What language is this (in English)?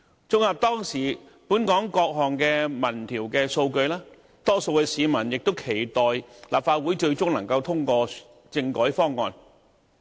Cantonese